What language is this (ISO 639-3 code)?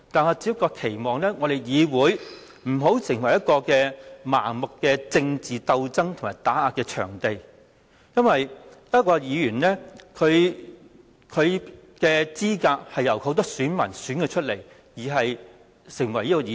yue